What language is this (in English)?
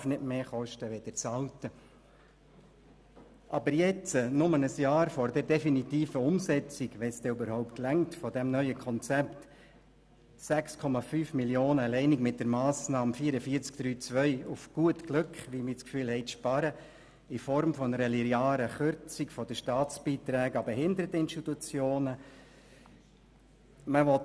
Swiss German